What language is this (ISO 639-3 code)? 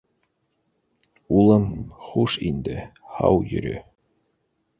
bak